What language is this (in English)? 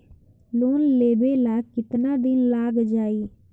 Bhojpuri